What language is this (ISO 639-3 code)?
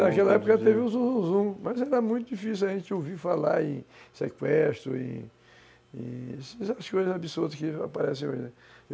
por